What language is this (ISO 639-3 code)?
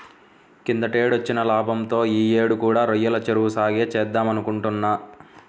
tel